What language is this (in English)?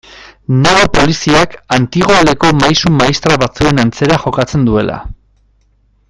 Basque